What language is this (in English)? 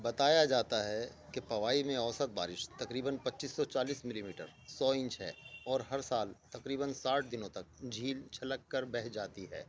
Urdu